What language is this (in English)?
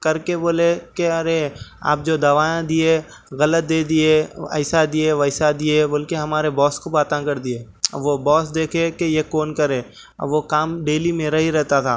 Urdu